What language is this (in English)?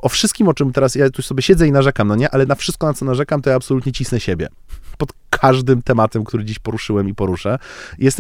Polish